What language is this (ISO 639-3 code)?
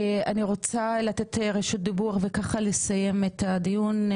heb